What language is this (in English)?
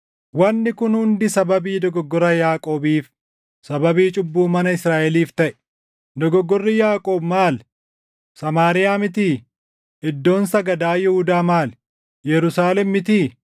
Oromo